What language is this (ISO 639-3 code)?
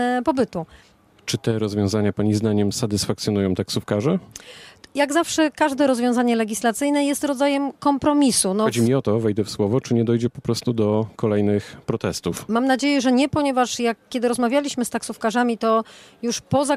pol